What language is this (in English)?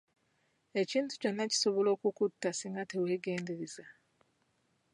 Ganda